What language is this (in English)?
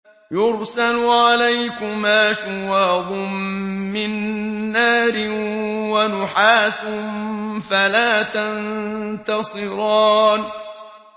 Arabic